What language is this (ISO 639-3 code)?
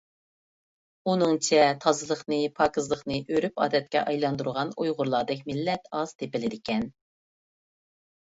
uig